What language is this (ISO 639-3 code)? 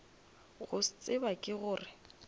nso